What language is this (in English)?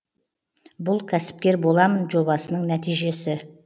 Kazakh